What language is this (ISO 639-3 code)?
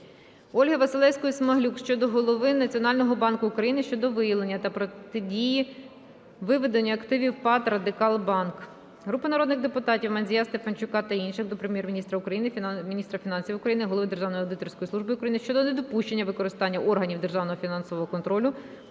ukr